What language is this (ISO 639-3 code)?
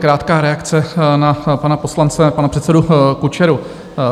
ces